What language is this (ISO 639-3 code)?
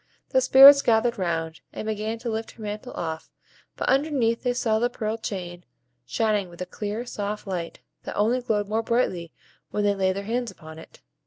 eng